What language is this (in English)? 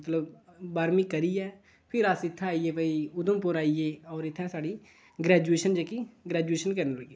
Dogri